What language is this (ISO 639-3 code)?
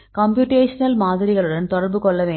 tam